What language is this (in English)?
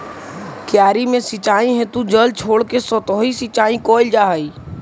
Magahi